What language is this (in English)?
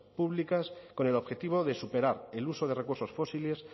Spanish